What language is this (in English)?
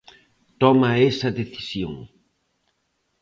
Galician